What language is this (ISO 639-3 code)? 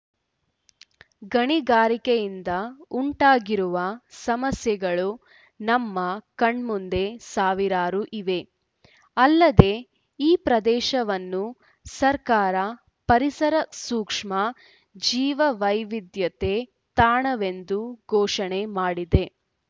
kan